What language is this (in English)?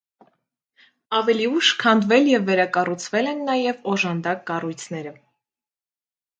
Armenian